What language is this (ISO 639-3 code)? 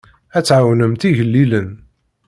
kab